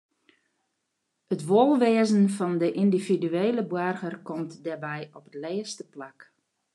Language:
Western Frisian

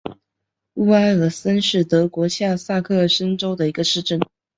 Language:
Chinese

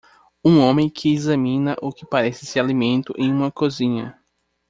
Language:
Portuguese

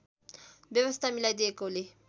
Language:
Nepali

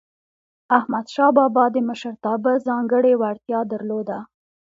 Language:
Pashto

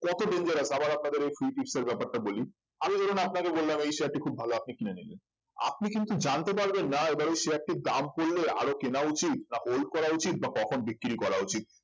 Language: Bangla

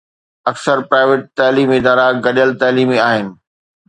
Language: Sindhi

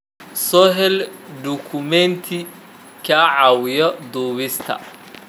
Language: Somali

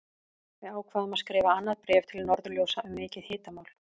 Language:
Icelandic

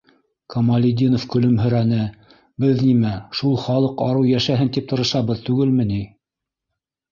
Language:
Bashkir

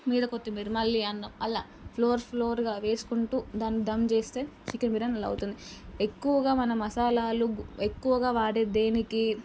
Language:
Telugu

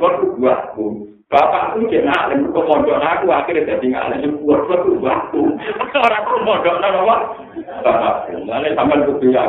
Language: Indonesian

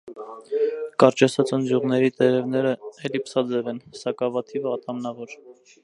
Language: Armenian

